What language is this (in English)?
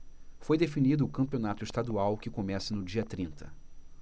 Portuguese